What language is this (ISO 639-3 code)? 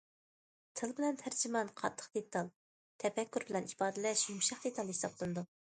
uig